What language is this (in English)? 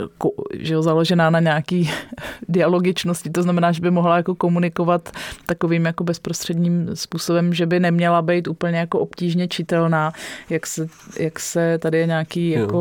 Czech